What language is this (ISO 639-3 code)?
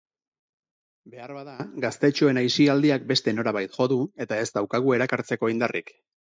eus